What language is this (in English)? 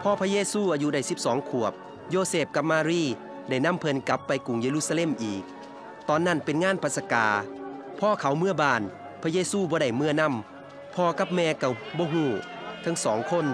Thai